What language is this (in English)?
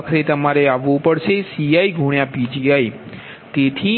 Gujarati